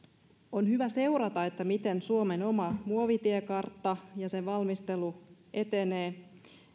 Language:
Finnish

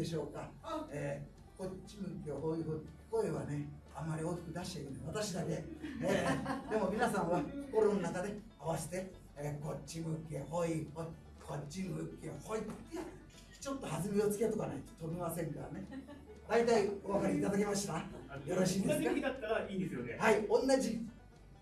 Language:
Japanese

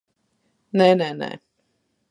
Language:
Latvian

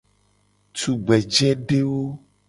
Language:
Gen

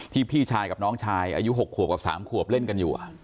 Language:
Thai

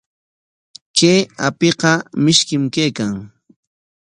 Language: Corongo Ancash Quechua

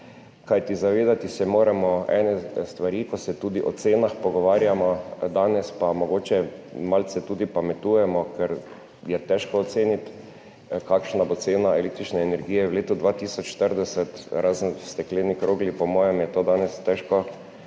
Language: Slovenian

